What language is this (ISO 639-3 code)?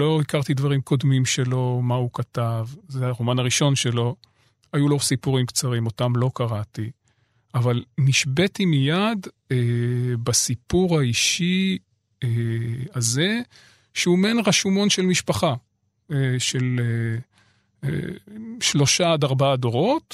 heb